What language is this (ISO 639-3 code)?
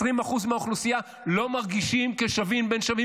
heb